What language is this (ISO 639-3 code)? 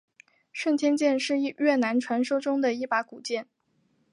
zho